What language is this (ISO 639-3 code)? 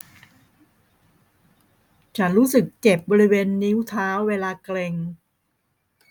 tha